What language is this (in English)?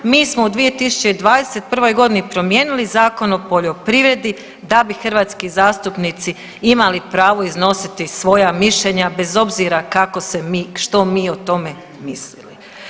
Croatian